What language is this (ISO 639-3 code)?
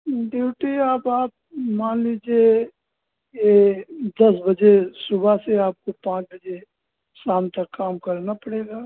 hin